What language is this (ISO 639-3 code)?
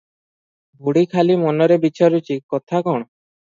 ori